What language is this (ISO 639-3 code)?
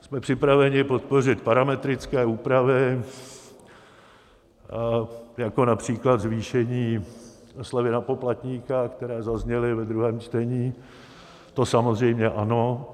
ces